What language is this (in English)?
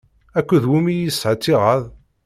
Kabyle